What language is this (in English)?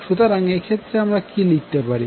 Bangla